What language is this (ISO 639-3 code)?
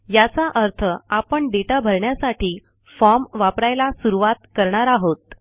mar